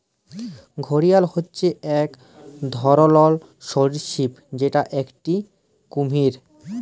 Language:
Bangla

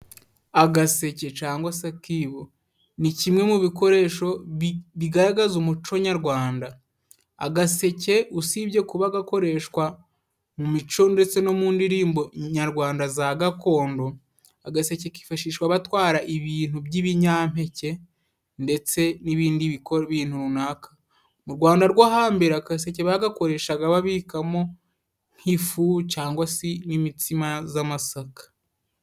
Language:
Kinyarwanda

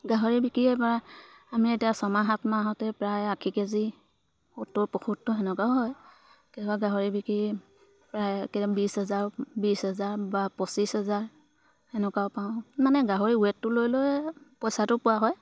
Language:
Assamese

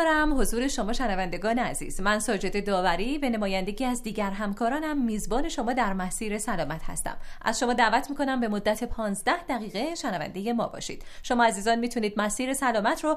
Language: Persian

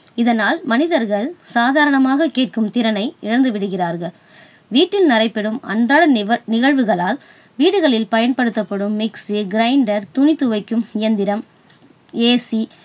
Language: Tamil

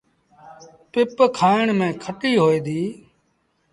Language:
Sindhi Bhil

